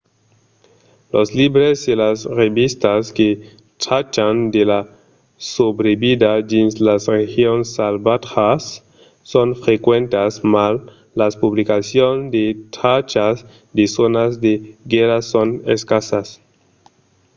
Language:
Occitan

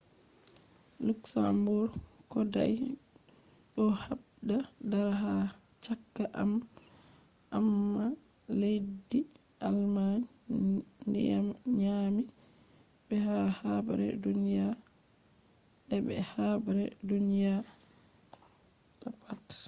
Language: Fula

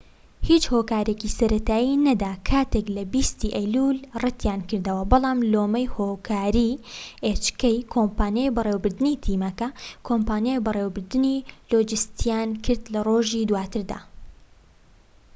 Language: Central Kurdish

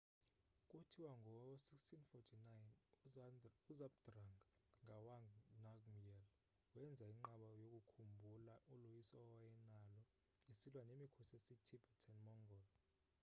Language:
Xhosa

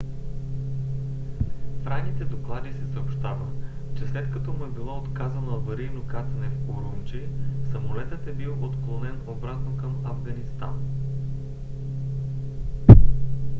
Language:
Bulgarian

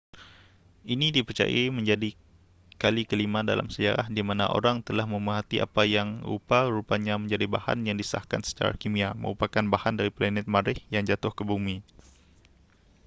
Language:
Malay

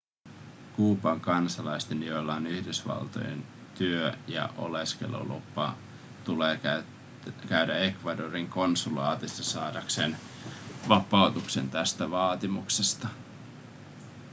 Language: Finnish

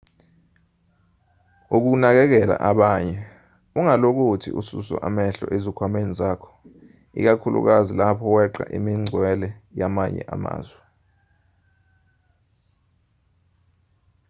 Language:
Zulu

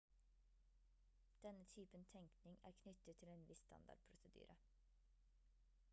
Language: Norwegian Bokmål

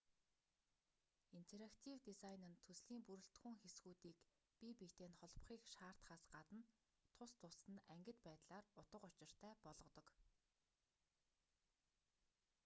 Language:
Mongolian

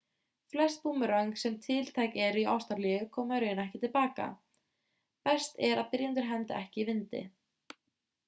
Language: Icelandic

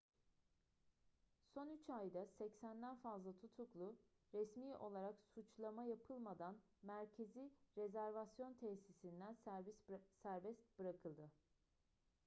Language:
Turkish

